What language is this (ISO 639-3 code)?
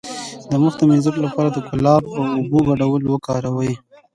pus